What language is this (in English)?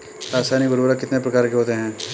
Hindi